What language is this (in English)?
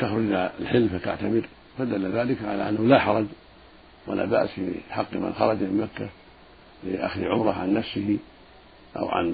Arabic